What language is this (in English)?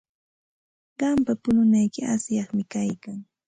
Santa Ana de Tusi Pasco Quechua